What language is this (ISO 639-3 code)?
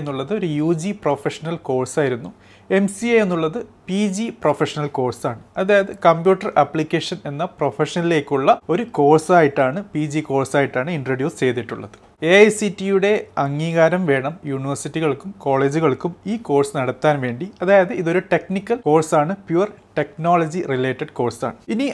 mal